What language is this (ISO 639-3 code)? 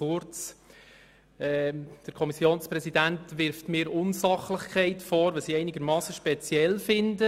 gsw